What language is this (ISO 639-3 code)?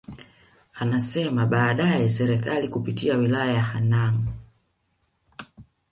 swa